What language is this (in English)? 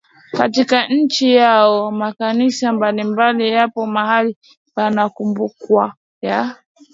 Swahili